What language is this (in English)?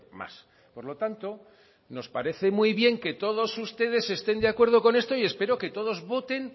Spanish